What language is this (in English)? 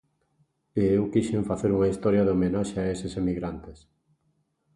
Galician